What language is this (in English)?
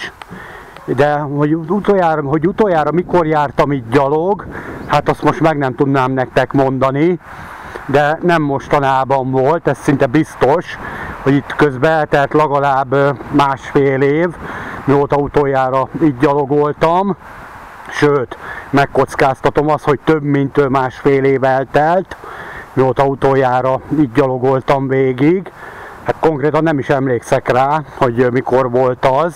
Hungarian